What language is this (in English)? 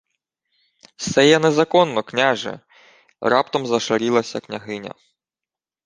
Ukrainian